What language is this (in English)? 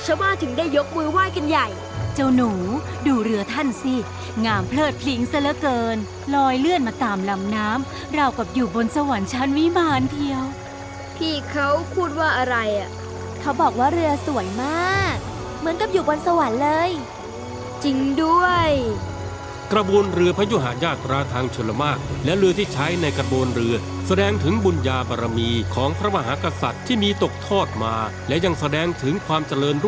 Thai